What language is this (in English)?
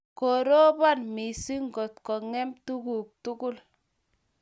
Kalenjin